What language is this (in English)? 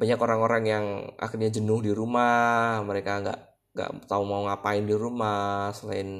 Indonesian